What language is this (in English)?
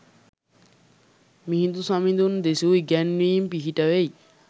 Sinhala